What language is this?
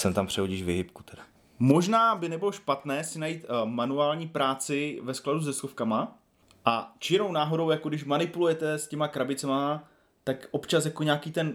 Czech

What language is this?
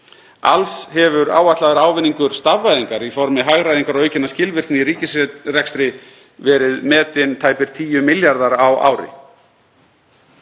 Icelandic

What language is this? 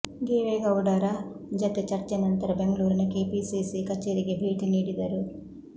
Kannada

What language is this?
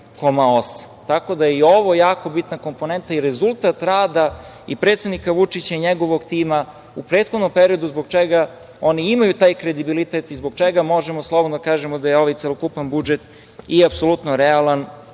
Serbian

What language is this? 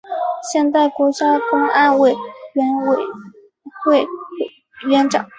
Chinese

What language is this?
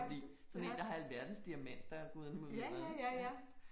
Danish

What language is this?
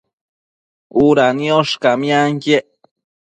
Matsés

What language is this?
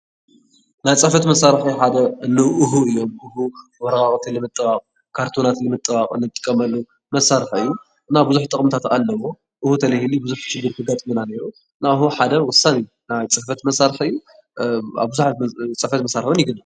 Tigrinya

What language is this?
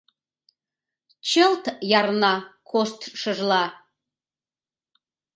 Mari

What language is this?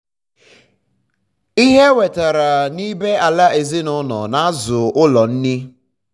Igbo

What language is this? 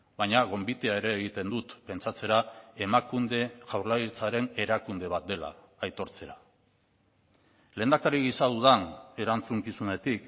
Basque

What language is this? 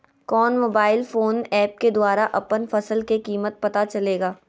Magahi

